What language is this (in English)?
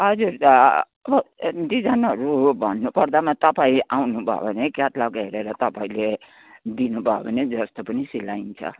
Nepali